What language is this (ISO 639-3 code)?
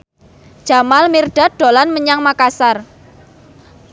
jav